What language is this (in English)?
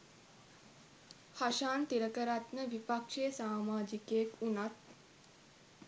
Sinhala